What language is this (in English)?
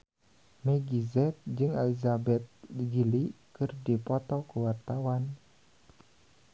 Sundanese